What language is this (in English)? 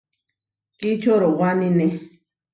Huarijio